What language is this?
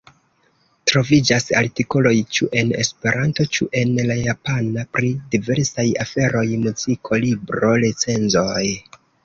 Esperanto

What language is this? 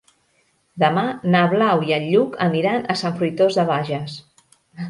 Catalan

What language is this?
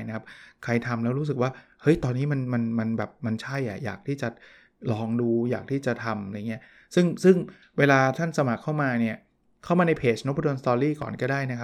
Thai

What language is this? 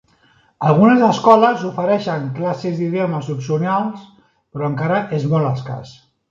Catalan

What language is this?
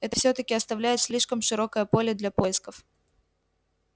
Russian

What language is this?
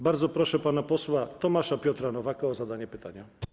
Polish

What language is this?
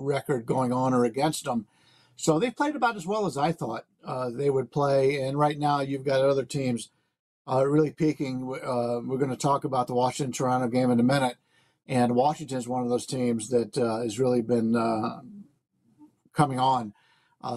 English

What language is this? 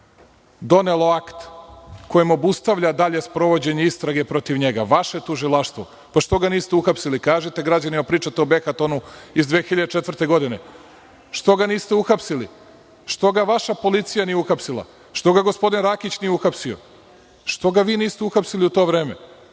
Serbian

